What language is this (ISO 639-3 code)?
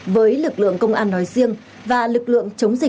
vie